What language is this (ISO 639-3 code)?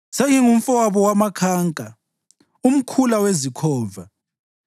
nde